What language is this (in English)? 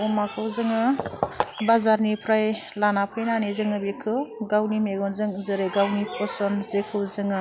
Bodo